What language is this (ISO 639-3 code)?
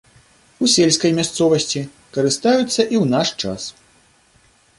bel